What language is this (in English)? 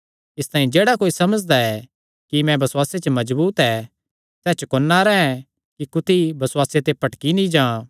Kangri